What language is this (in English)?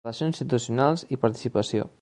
Catalan